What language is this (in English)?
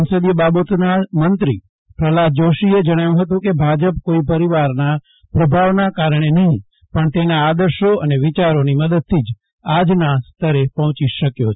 Gujarati